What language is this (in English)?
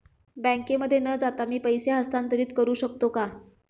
Marathi